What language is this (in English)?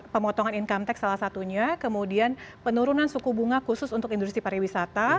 Indonesian